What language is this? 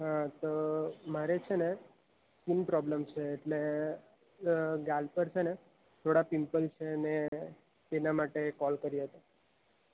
Gujarati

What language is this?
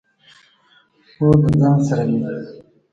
Pashto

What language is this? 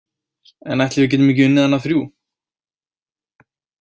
Icelandic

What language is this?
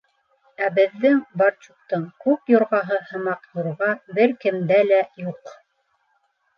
Bashkir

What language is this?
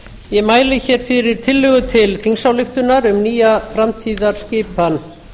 Icelandic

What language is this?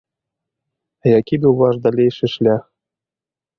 Belarusian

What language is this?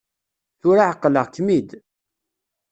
Kabyle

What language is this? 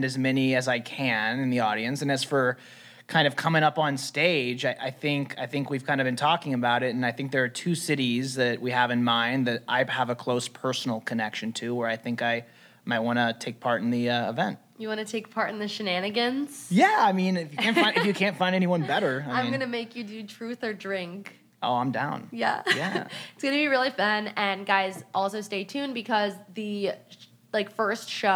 English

